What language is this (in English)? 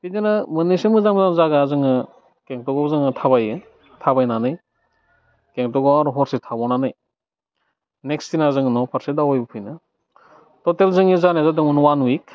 Bodo